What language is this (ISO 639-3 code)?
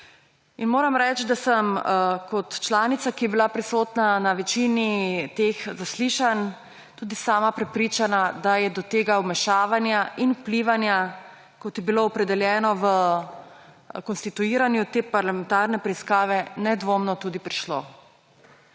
slv